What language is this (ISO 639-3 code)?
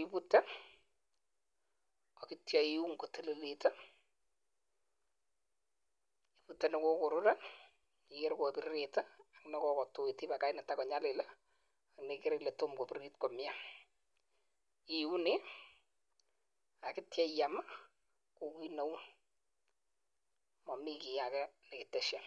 kln